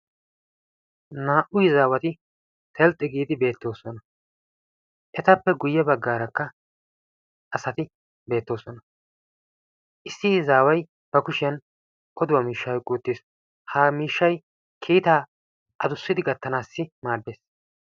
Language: Wolaytta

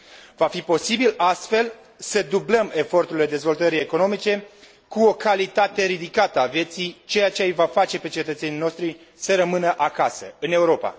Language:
Romanian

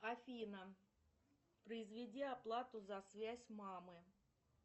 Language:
Russian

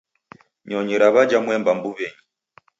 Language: Taita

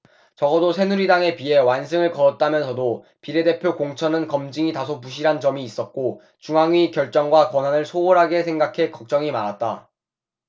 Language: Korean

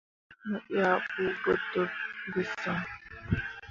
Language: Mundang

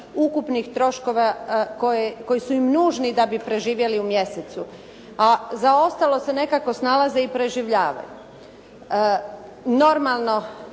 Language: Croatian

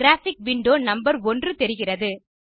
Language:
Tamil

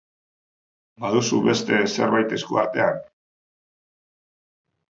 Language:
Basque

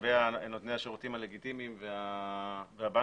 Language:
Hebrew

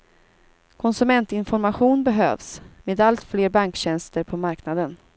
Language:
Swedish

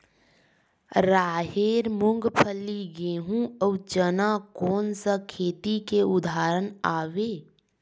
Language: Chhattisgarhi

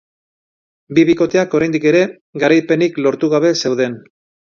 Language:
Basque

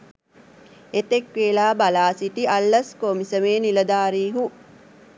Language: Sinhala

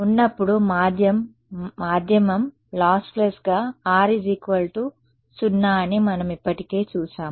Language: Telugu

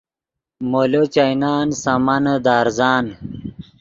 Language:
Yidgha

